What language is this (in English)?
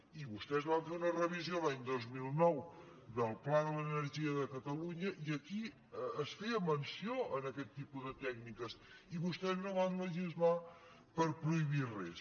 Catalan